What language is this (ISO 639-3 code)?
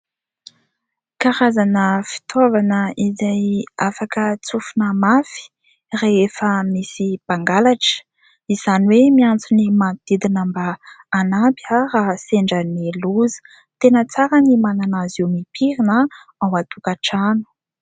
mlg